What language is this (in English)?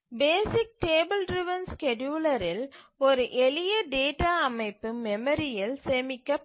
Tamil